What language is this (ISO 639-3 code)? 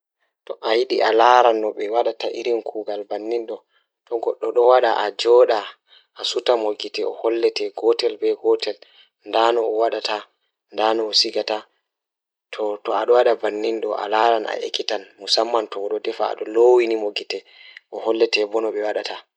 ful